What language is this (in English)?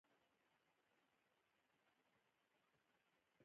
Pashto